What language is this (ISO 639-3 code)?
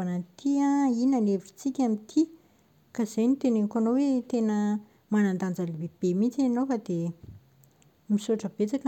mlg